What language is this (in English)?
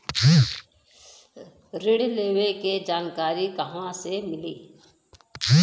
Bhojpuri